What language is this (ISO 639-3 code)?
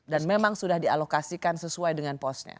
ind